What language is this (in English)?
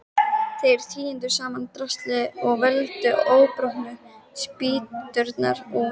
Icelandic